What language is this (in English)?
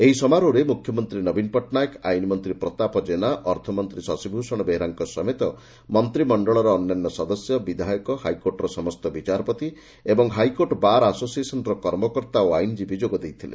Odia